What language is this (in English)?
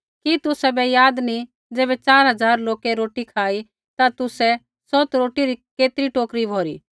Kullu Pahari